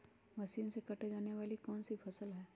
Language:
Magahi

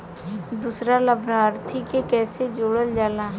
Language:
Bhojpuri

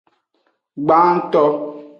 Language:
Aja (Benin)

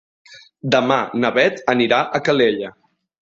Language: Catalan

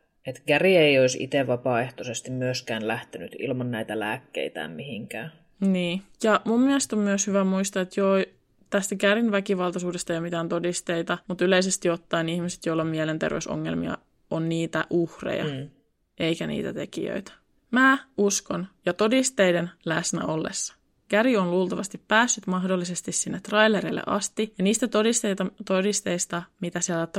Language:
Finnish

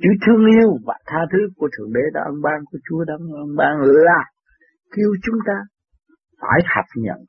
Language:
Vietnamese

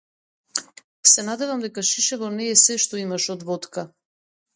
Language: Macedonian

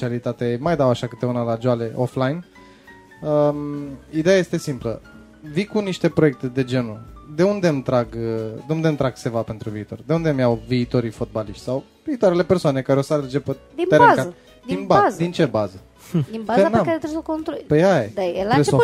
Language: Romanian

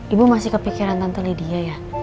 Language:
Indonesian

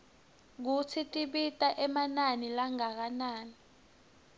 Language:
Swati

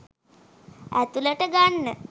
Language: Sinhala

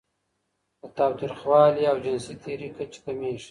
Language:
Pashto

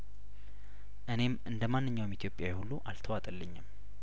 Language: Amharic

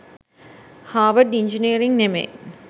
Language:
Sinhala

